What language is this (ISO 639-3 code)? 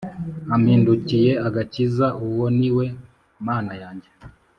kin